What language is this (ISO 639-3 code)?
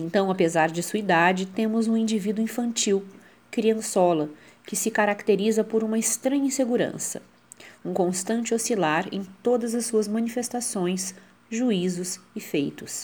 por